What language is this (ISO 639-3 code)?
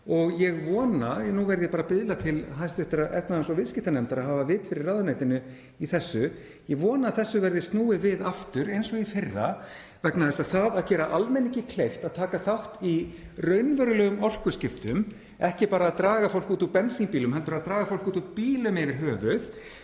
isl